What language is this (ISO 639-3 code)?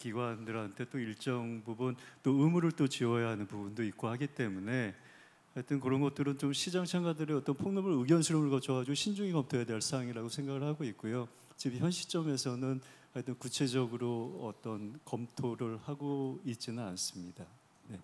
kor